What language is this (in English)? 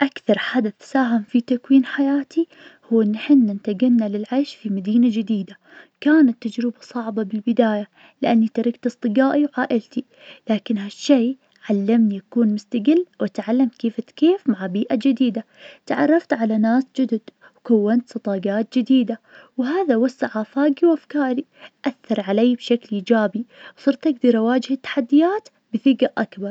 Najdi Arabic